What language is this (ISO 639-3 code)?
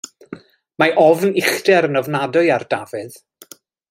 cym